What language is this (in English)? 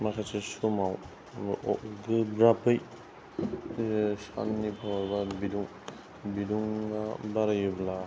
Bodo